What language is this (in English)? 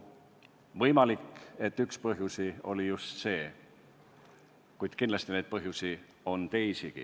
Estonian